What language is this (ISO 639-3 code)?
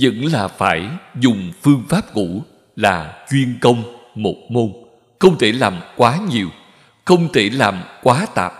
vie